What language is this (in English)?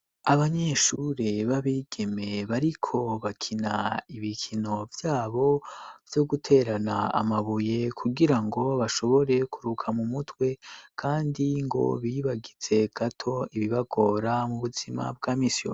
Rundi